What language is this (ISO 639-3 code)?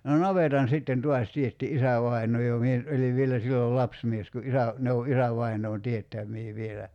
fin